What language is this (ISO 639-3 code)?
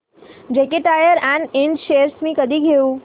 mar